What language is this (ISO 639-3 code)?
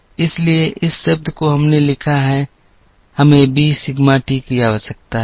hin